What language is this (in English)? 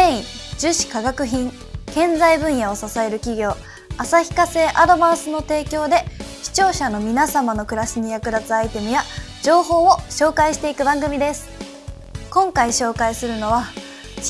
Japanese